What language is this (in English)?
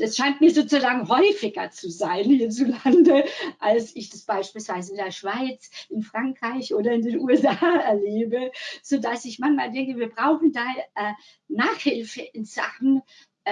German